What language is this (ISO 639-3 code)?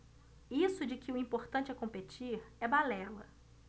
por